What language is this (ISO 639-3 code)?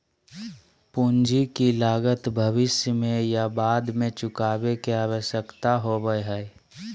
mag